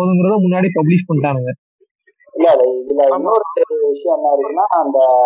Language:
Tamil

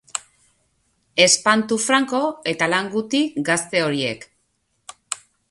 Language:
Basque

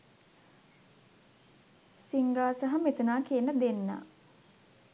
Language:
Sinhala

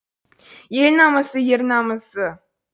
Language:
Kazakh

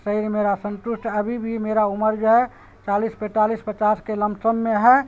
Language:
Urdu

